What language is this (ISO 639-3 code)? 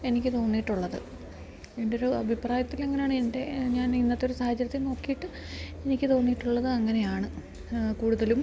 mal